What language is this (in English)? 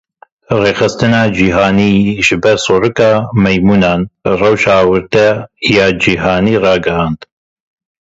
Kurdish